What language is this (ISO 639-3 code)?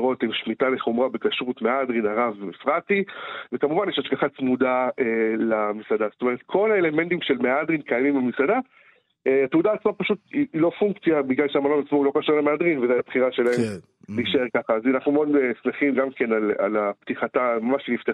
heb